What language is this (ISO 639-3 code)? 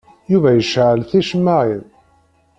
kab